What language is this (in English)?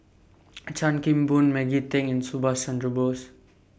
English